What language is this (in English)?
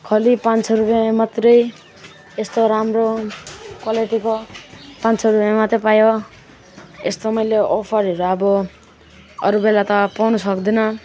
Nepali